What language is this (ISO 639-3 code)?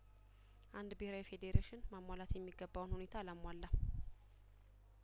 amh